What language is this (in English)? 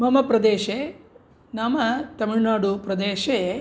Sanskrit